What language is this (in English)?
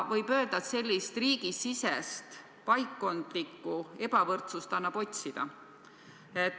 Estonian